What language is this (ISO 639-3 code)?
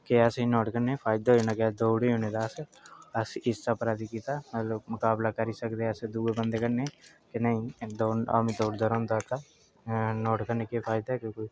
doi